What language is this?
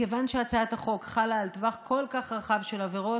Hebrew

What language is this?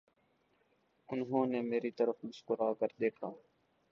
Urdu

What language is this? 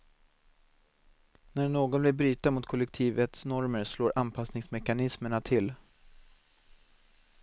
Swedish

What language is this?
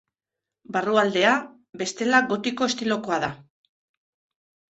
Basque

